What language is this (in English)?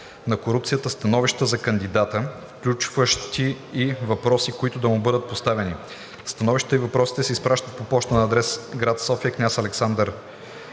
Bulgarian